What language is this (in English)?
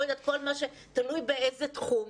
Hebrew